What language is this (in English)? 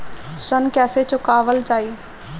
Bhojpuri